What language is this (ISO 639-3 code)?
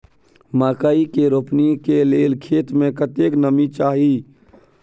mai